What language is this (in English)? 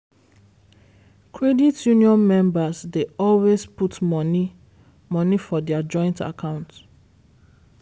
Nigerian Pidgin